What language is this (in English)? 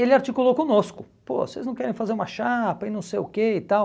Portuguese